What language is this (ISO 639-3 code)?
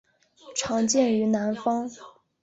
zho